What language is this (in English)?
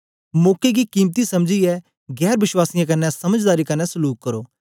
Dogri